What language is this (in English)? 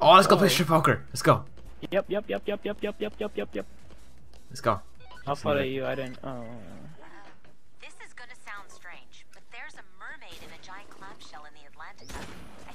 English